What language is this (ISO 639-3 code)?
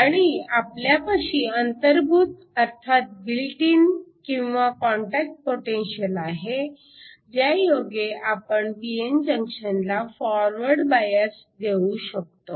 mar